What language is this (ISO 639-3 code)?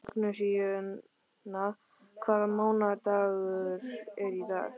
isl